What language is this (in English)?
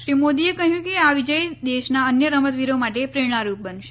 Gujarati